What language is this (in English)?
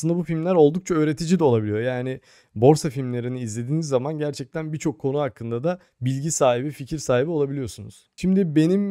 Turkish